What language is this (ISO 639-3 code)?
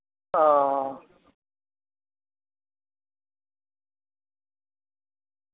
sat